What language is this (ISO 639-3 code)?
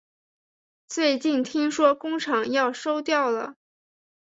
zho